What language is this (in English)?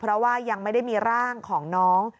Thai